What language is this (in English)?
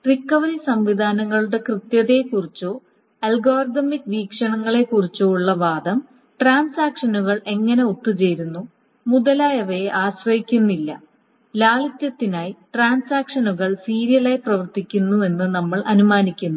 Malayalam